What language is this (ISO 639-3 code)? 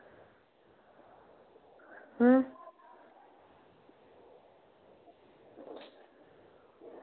doi